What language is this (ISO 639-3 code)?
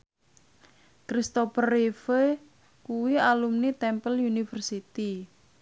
jav